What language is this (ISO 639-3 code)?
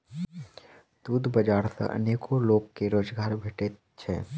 mai